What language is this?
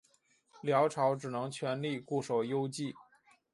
Chinese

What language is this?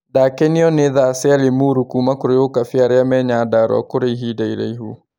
Kikuyu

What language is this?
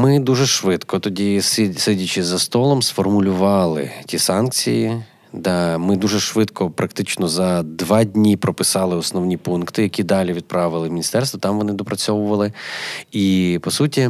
Ukrainian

